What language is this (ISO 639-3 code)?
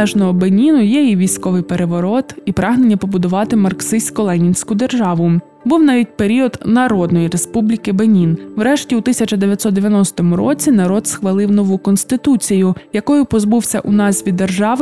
ukr